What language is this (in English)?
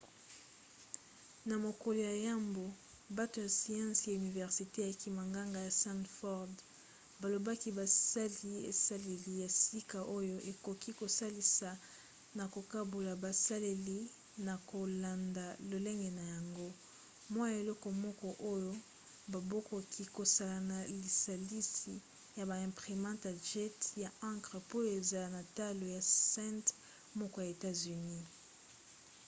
Lingala